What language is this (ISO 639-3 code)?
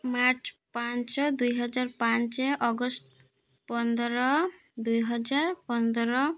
ori